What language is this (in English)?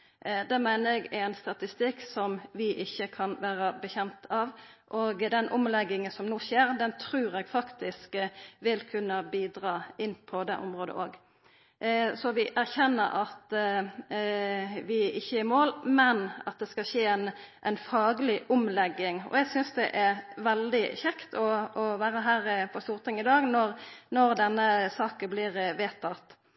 Norwegian Nynorsk